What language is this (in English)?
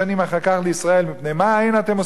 Hebrew